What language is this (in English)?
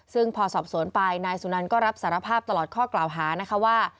Thai